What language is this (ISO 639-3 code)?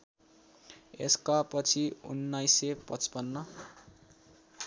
nep